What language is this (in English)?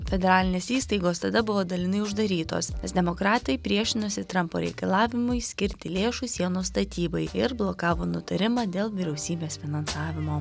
Lithuanian